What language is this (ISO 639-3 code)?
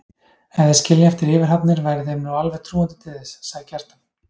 isl